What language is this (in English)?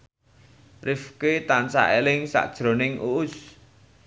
Javanese